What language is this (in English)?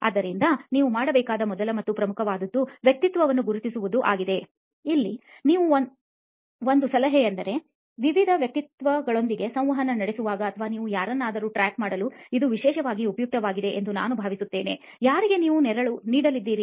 Kannada